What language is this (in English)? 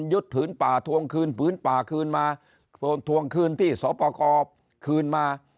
Thai